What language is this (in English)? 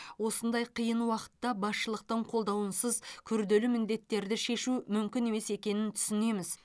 Kazakh